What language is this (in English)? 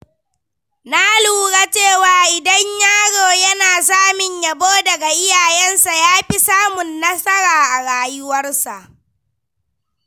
Hausa